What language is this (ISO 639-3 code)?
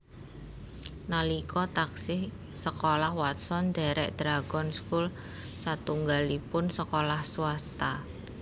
jav